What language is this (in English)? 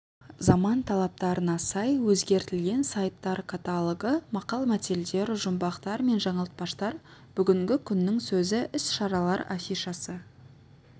Kazakh